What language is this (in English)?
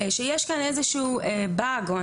Hebrew